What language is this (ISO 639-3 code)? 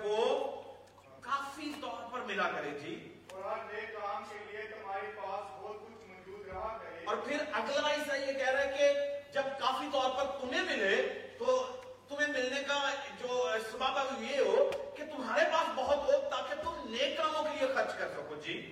urd